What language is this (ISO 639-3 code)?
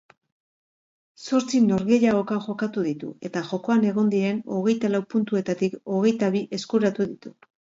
eus